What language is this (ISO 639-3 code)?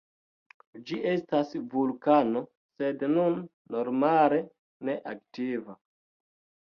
epo